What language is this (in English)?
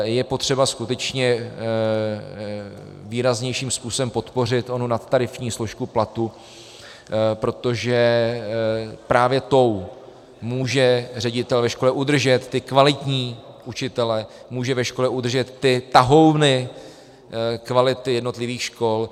Czech